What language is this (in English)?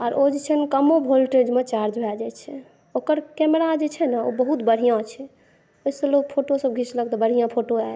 Maithili